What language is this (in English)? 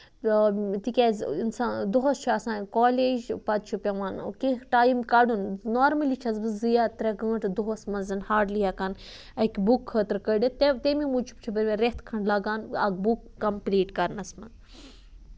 Kashmiri